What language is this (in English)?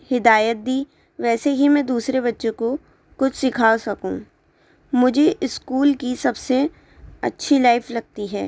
Urdu